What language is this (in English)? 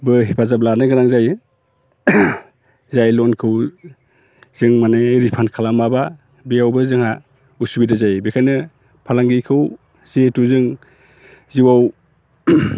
Bodo